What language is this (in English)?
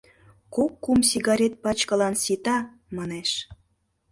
Mari